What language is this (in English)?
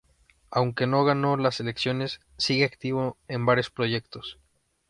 Spanish